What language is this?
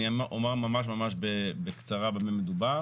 Hebrew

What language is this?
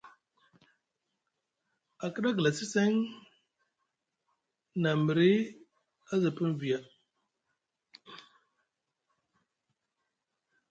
Musgu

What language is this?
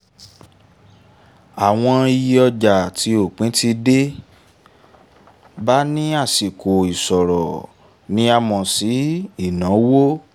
Yoruba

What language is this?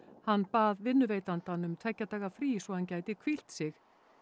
Icelandic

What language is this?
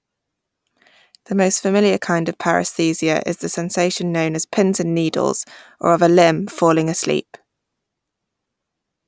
English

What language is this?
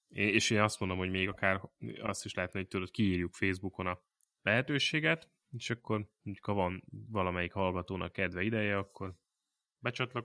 Hungarian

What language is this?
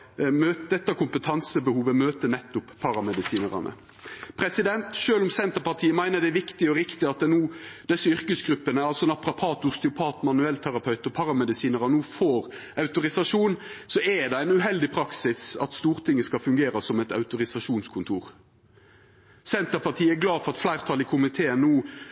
Norwegian Nynorsk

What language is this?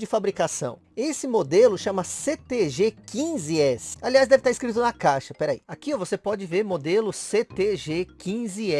Portuguese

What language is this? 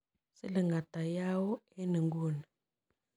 Kalenjin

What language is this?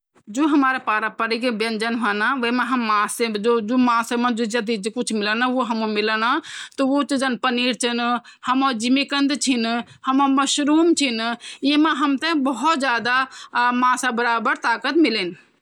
Garhwali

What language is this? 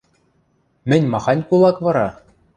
Western Mari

